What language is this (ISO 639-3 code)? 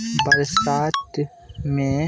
mai